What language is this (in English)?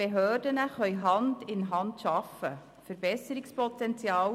Swiss German